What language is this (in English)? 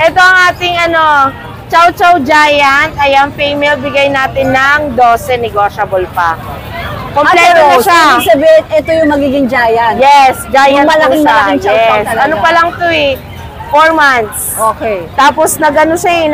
Filipino